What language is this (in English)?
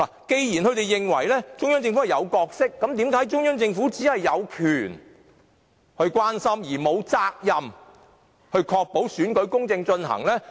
Cantonese